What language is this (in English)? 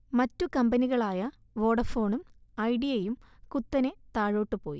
Malayalam